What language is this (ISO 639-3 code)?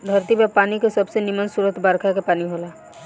bho